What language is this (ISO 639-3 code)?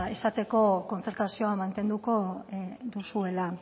eus